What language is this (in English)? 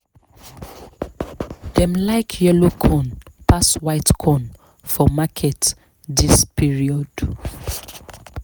Nigerian Pidgin